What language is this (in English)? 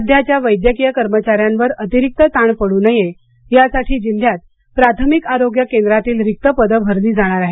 Marathi